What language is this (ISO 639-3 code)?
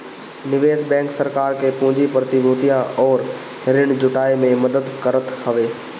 bho